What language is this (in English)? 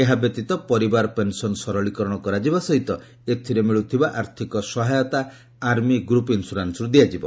Odia